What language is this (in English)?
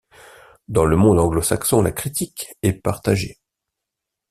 French